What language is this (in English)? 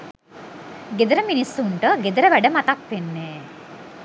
Sinhala